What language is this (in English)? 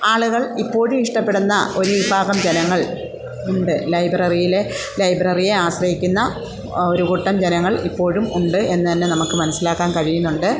Malayalam